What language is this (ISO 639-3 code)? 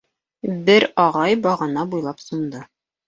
bak